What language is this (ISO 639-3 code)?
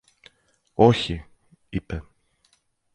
ell